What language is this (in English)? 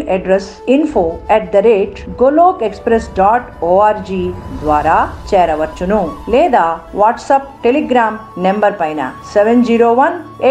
Telugu